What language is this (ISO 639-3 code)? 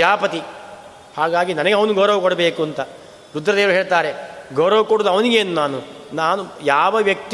kan